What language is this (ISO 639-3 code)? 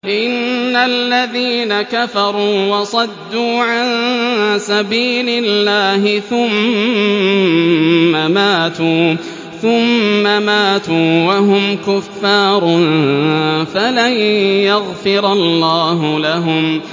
ara